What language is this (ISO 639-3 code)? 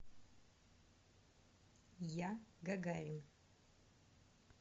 rus